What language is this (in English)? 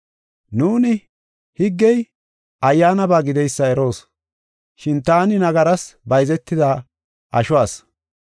Gofa